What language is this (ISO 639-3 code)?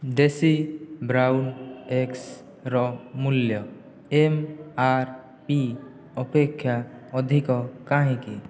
ori